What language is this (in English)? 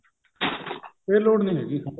Punjabi